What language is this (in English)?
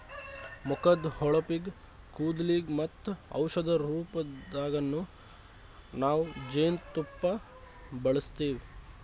Kannada